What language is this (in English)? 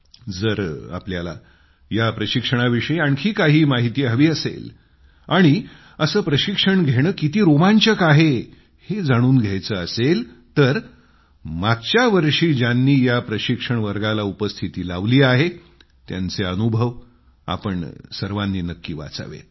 Marathi